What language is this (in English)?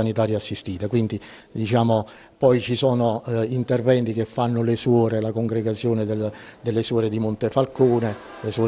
Italian